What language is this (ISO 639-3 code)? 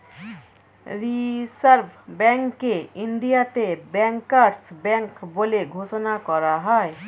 ben